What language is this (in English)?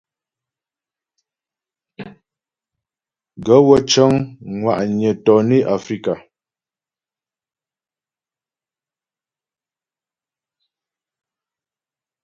Ghomala